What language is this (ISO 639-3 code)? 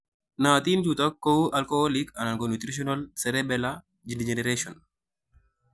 kln